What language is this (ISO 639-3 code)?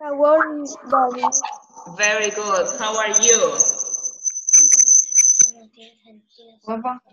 spa